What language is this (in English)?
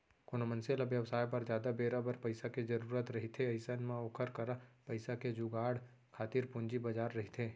Chhattisgarhi